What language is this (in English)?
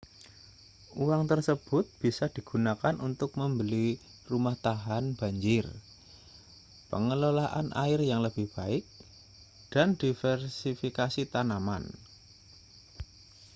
Indonesian